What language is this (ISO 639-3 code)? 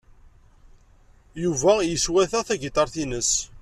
kab